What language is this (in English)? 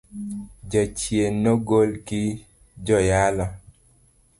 Luo (Kenya and Tanzania)